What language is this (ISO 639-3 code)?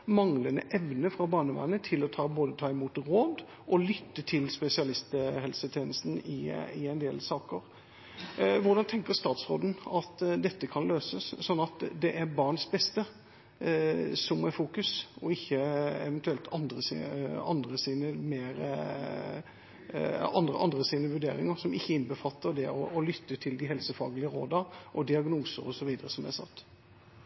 nob